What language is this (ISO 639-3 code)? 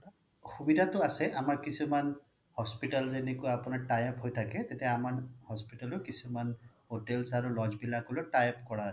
asm